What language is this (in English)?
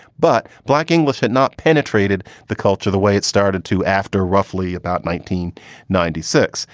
English